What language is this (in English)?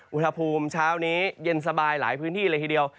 Thai